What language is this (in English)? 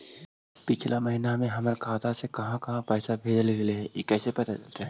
Magahi